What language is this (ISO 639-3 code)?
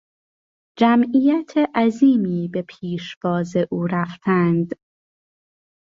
fas